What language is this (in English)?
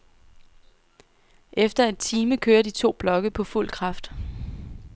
Danish